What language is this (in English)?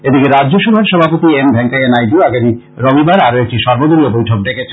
Bangla